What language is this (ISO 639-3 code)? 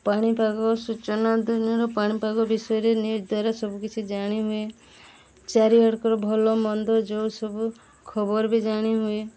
ori